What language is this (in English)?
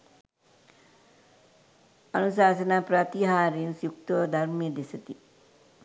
Sinhala